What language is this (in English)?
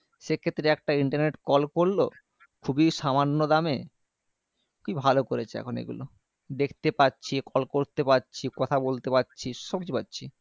Bangla